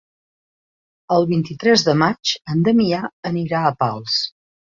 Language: Catalan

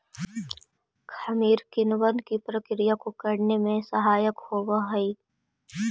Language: Magahi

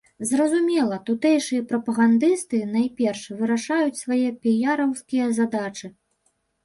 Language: Belarusian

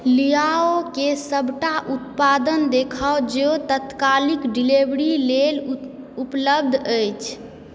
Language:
Maithili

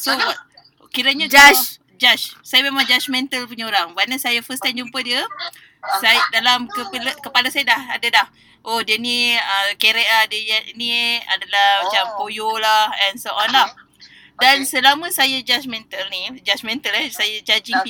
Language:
Malay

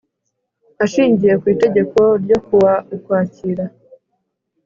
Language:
Kinyarwanda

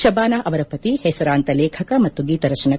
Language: Kannada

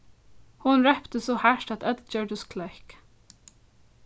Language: Faroese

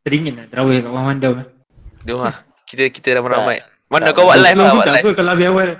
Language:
Malay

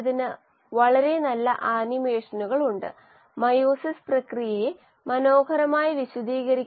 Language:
Malayalam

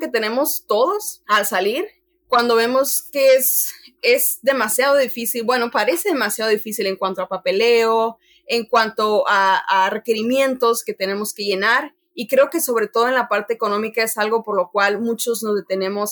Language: Spanish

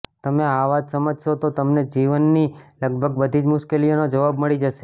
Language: Gujarati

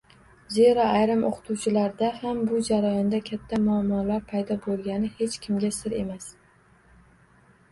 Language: Uzbek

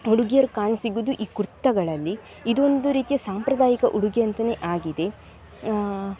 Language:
Kannada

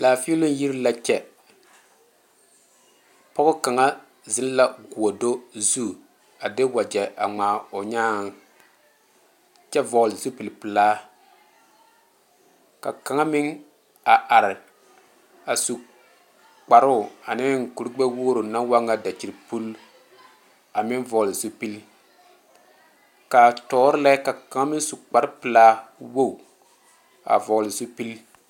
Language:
Southern Dagaare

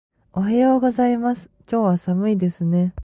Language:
Japanese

